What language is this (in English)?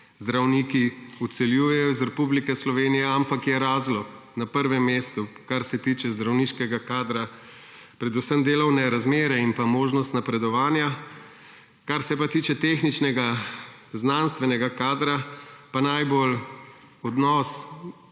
Slovenian